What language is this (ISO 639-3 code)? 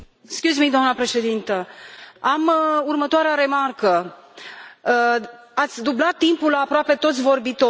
ron